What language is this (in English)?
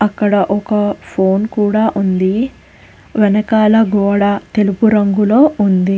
Telugu